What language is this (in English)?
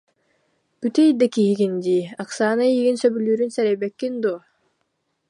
Yakut